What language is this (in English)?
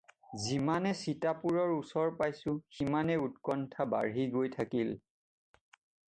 Assamese